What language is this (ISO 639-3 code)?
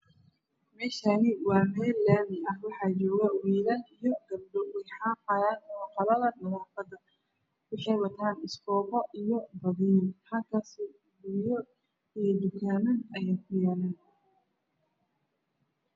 som